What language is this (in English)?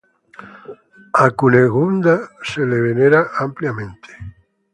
Spanish